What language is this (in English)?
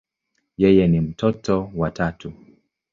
Swahili